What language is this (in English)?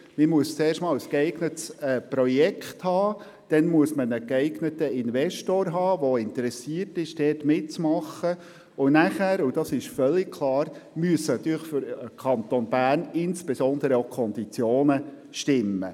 Swiss German